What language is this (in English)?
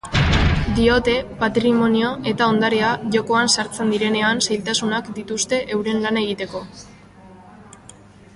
Basque